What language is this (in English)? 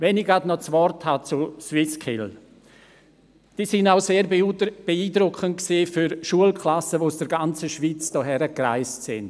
Swiss German